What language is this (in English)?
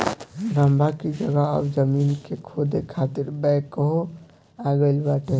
Bhojpuri